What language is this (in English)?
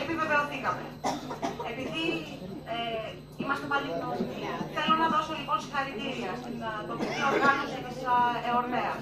Greek